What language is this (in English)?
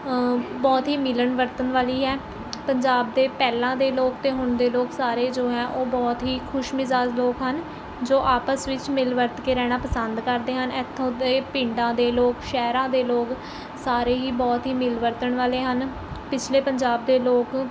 Punjabi